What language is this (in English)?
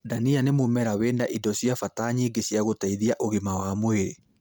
Kikuyu